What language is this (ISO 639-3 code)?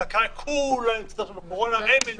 heb